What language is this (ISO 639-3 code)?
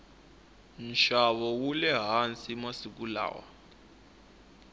tso